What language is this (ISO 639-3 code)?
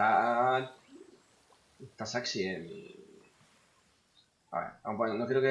spa